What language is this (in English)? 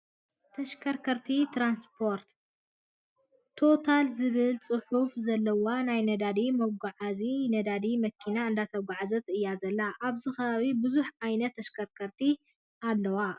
Tigrinya